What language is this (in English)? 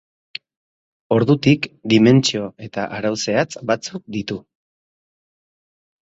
Basque